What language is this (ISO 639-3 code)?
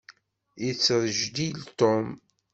kab